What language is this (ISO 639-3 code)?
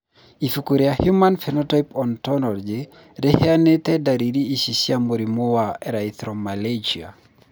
kik